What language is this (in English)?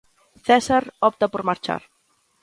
Galician